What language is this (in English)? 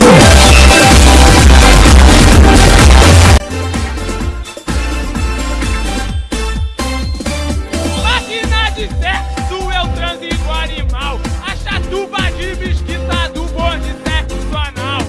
Portuguese